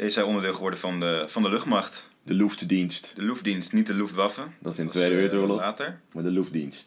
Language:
Dutch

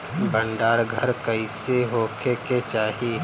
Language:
Bhojpuri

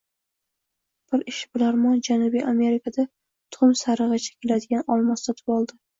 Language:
Uzbek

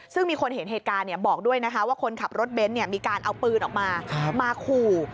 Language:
Thai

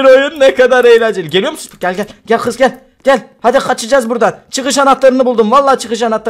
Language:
Turkish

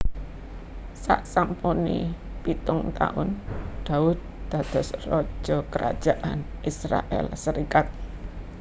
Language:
Javanese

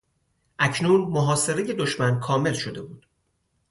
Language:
Persian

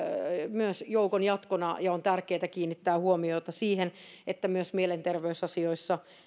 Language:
Finnish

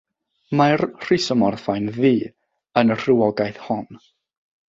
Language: Welsh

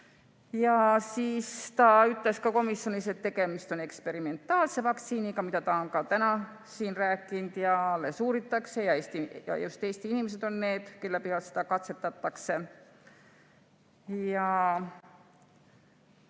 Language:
Estonian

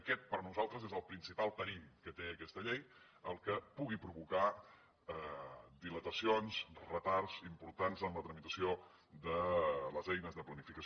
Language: Catalan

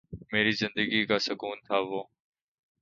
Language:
Urdu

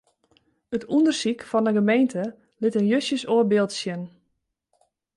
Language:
Western Frisian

